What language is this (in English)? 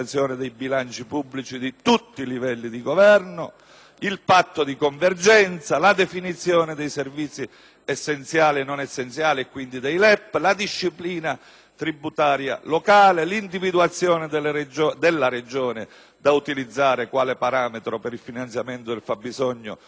Italian